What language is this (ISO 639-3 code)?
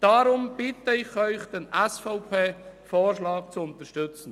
gsw